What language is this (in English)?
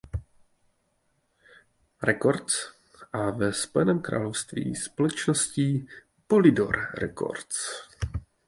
Czech